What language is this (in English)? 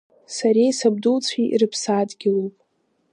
Abkhazian